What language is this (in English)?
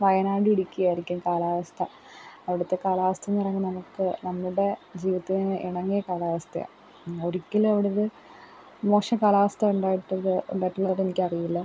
Malayalam